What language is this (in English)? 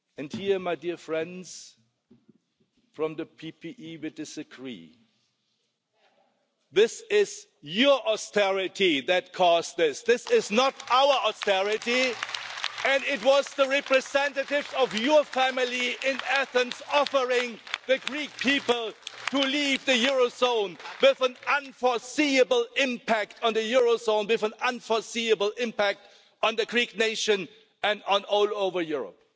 English